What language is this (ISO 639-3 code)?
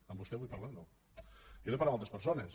cat